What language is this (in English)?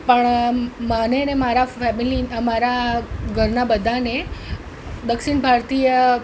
Gujarati